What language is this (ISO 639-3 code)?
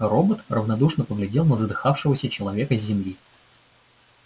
rus